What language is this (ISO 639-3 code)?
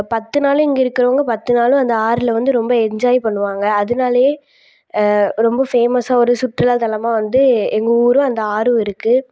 tam